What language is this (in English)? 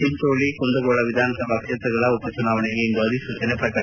Kannada